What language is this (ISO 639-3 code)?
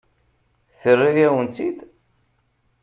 kab